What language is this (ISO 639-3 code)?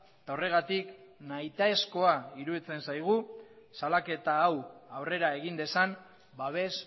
eus